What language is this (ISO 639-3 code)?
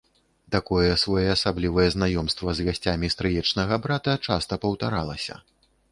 bel